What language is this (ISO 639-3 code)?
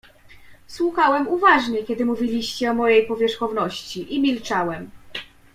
pol